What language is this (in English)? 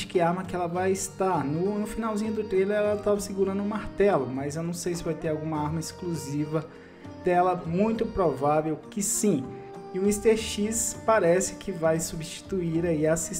Portuguese